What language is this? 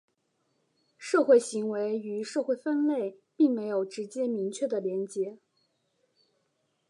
Chinese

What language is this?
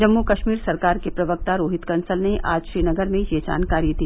Hindi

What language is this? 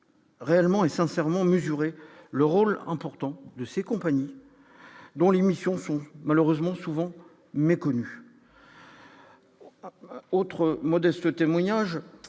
French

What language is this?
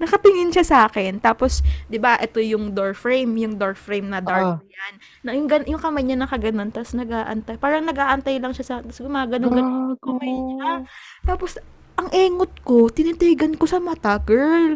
Filipino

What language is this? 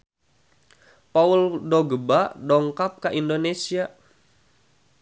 Sundanese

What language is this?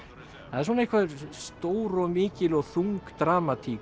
Icelandic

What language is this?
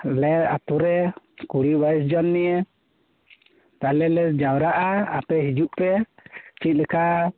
Santali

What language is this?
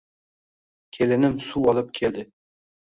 Uzbek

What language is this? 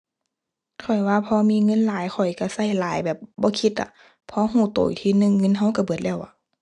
Thai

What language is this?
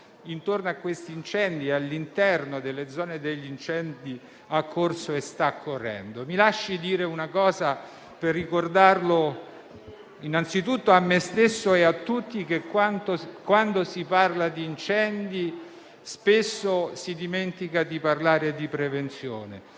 Italian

